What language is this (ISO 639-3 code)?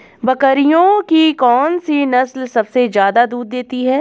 hin